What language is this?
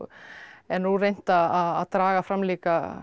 Icelandic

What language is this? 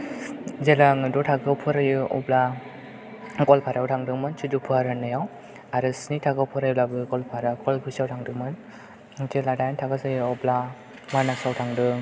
Bodo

